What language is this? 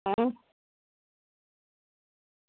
Dogri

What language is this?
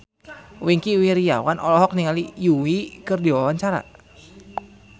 Sundanese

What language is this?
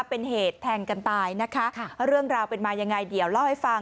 Thai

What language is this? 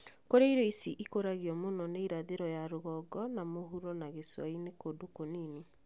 Kikuyu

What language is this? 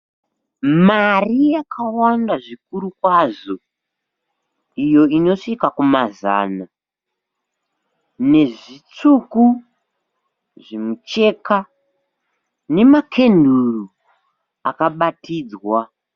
Shona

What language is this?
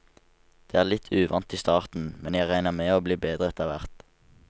Norwegian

